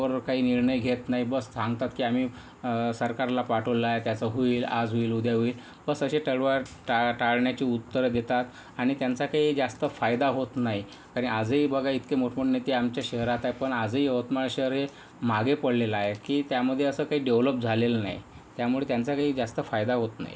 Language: Marathi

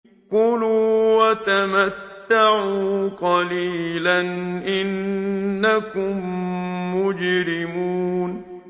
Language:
Arabic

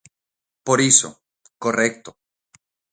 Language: Galician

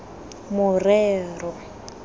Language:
Tswana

